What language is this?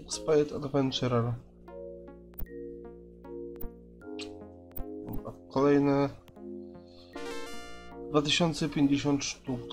Polish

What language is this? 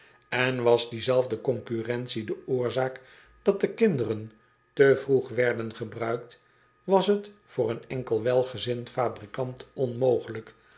Dutch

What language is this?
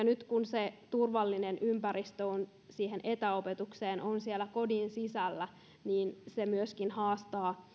Finnish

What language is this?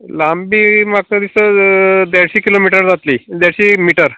Konkani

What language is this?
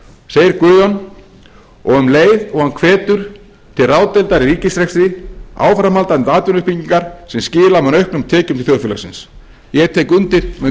Icelandic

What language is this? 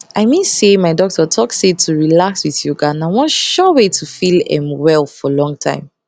Nigerian Pidgin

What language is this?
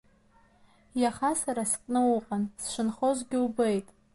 Abkhazian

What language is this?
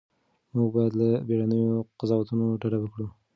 Pashto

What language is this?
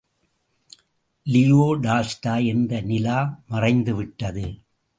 Tamil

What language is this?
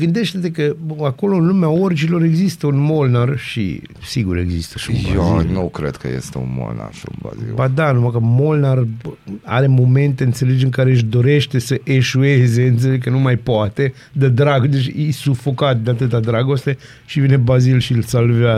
Romanian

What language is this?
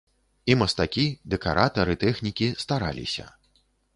Belarusian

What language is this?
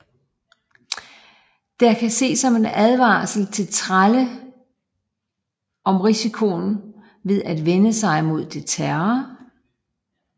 Danish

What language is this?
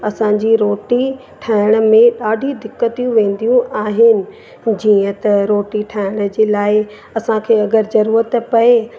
Sindhi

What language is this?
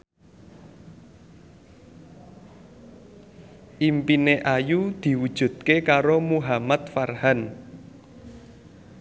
Javanese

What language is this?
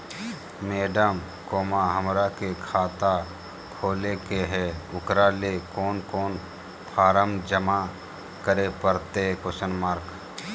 Magahi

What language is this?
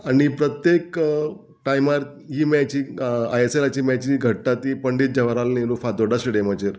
Konkani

